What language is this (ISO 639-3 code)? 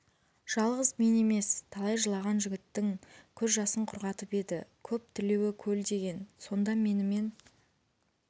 kaz